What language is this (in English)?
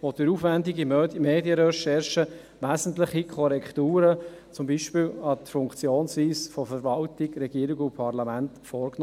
Swiss German